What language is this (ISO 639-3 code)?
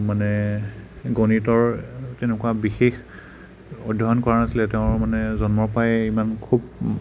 asm